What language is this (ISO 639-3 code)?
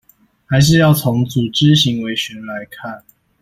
zho